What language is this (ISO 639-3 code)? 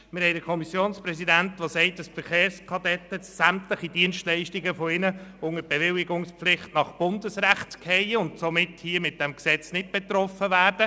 gsw